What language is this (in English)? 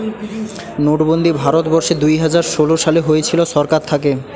Bangla